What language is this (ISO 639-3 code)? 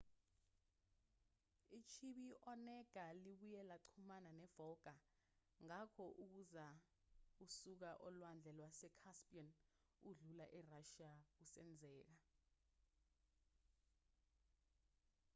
zul